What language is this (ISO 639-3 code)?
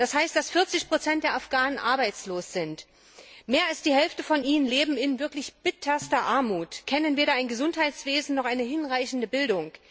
deu